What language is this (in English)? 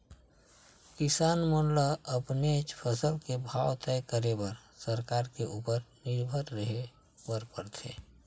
Chhattisgarhi